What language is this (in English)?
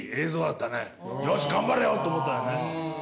Japanese